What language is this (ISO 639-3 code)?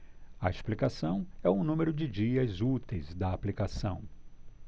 por